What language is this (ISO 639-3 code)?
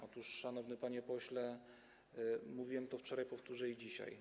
pol